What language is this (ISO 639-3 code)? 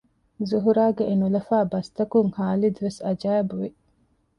div